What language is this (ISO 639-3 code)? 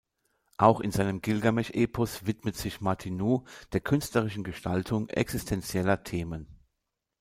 deu